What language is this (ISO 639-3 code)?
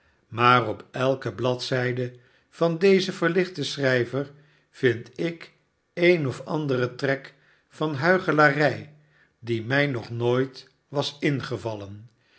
nld